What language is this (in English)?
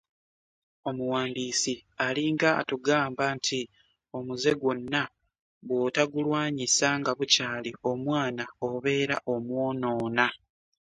Ganda